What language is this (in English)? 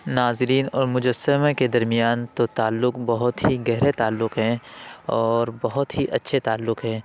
Urdu